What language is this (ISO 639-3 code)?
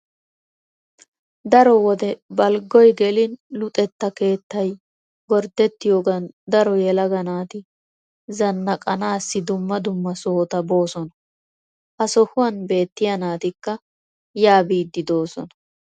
wal